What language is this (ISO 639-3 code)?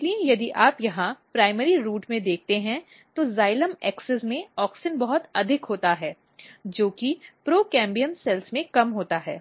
hin